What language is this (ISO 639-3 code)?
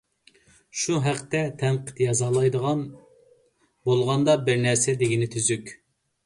uig